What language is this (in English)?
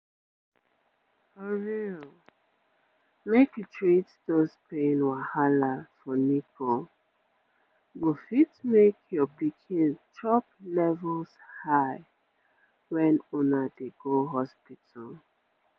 Nigerian Pidgin